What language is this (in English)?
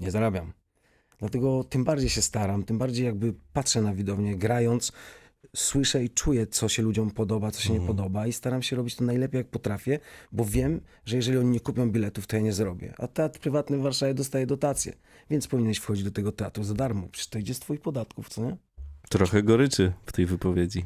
Polish